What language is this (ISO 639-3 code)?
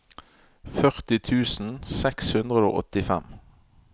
nor